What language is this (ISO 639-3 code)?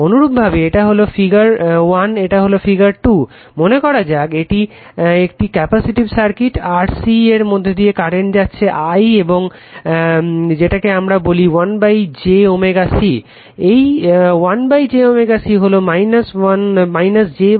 ben